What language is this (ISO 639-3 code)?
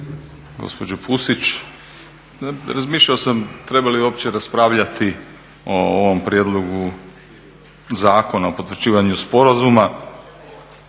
hrv